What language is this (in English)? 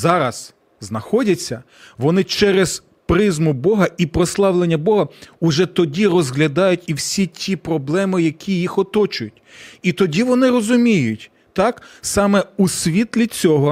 Ukrainian